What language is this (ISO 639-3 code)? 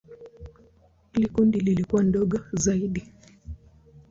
swa